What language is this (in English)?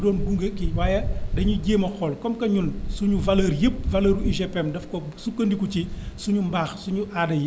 Wolof